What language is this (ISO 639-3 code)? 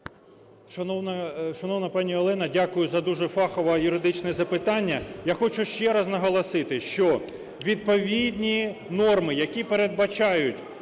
ukr